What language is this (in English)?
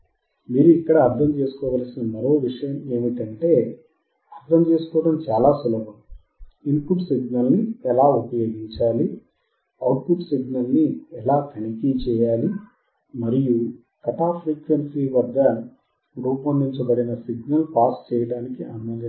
Telugu